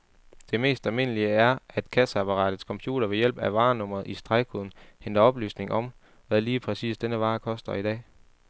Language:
Danish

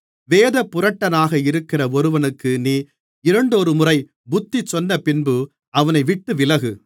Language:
Tamil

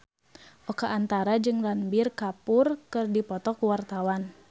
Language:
Sundanese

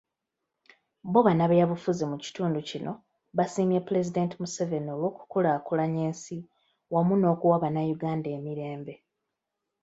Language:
Ganda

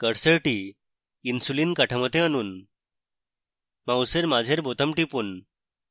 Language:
Bangla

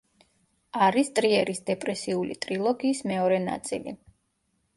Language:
Georgian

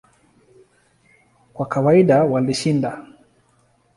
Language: Swahili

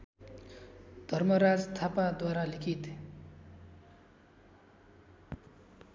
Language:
Nepali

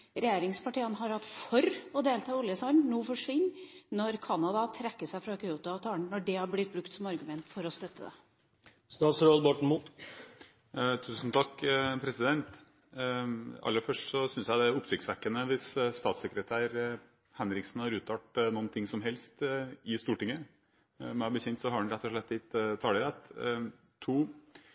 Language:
Norwegian Bokmål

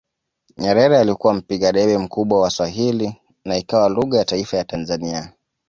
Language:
Swahili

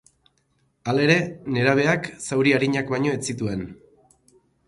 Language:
Basque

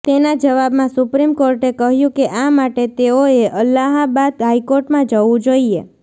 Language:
Gujarati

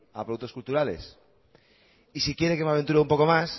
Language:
Spanish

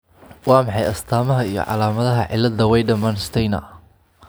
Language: Somali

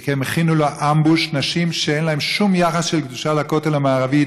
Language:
Hebrew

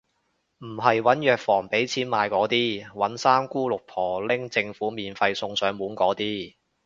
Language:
Cantonese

